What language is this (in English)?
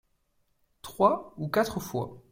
French